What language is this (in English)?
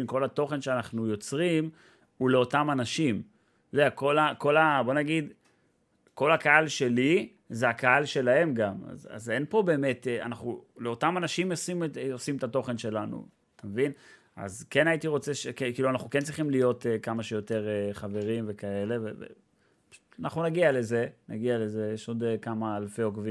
Hebrew